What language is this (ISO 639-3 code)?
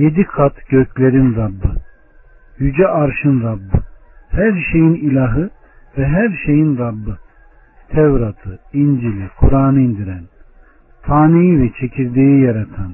tur